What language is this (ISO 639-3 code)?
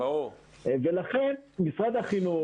heb